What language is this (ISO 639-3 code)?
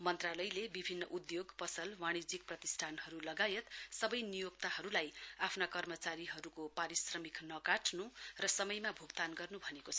nep